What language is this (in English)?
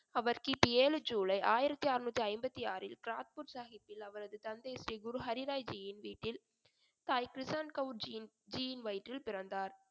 Tamil